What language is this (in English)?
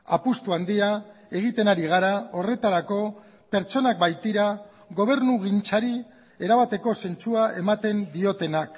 Basque